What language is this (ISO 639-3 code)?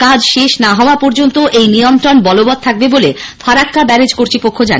ben